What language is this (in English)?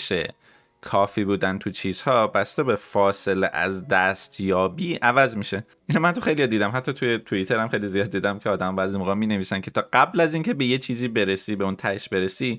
Persian